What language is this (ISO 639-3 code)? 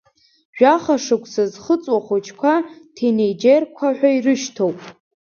abk